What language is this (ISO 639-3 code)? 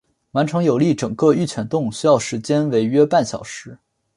zho